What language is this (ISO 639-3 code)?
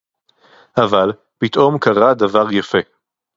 heb